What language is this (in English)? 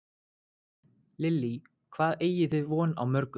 Icelandic